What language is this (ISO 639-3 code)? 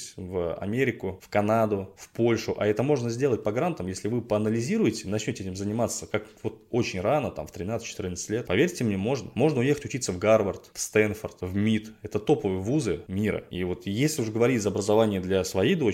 rus